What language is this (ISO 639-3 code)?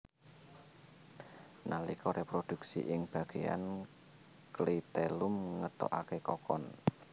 jav